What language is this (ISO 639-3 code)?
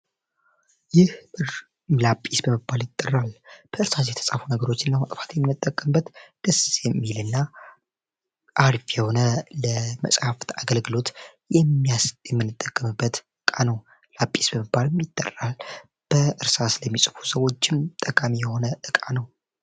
amh